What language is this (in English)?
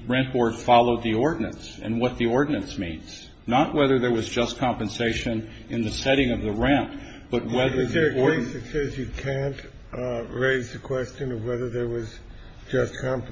English